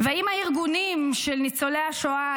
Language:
Hebrew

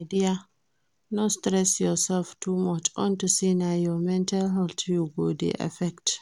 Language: Nigerian Pidgin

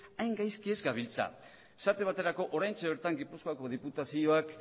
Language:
Basque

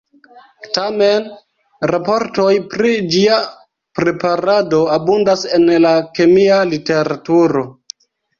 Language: Esperanto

